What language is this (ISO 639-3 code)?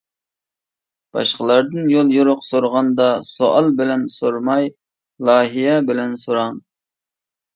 uig